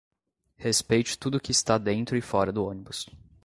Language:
Portuguese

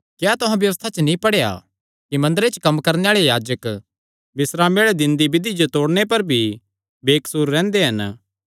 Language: Kangri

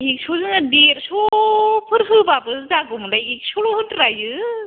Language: Bodo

